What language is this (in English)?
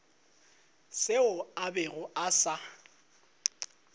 Northern Sotho